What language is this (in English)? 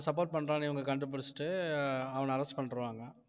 Tamil